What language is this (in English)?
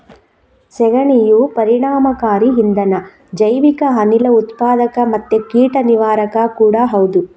Kannada